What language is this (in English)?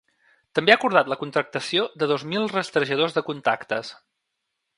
Catalan